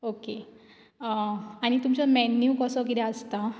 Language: Konkani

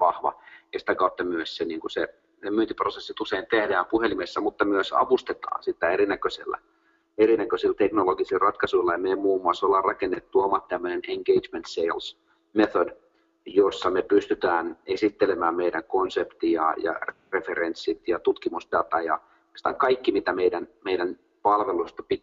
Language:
Finnish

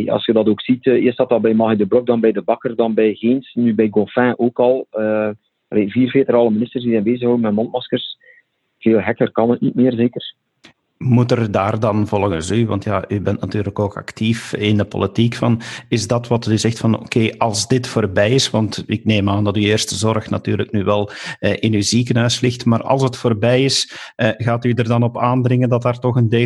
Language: Dutch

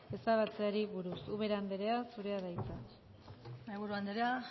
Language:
Basque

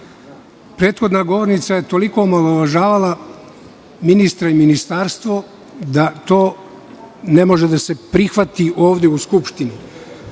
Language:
Serbian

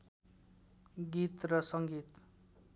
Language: Nepali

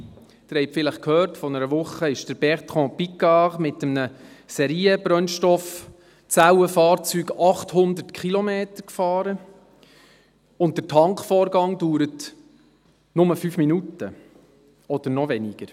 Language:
Swiss German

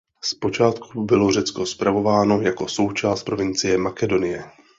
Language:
Czech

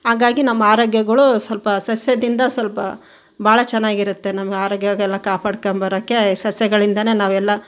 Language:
Kannada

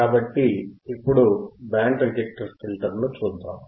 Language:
Telugu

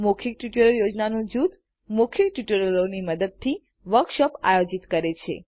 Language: Gujarati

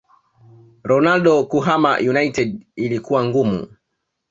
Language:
Swahili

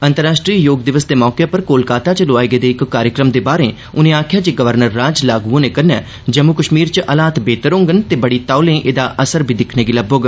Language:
Dogri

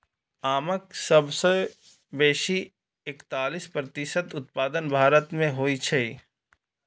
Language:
Maithili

